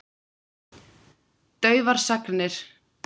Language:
Icelandic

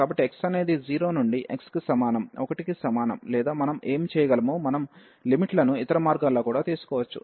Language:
Telugu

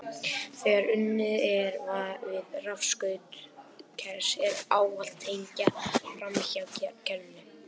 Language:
Icelandic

